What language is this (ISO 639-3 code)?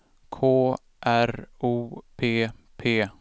swe